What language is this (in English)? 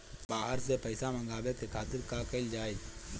Bhojpuri